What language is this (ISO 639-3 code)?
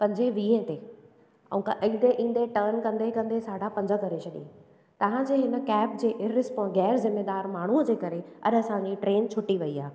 snd